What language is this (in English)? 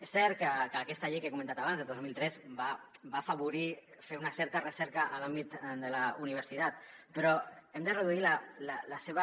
Catalan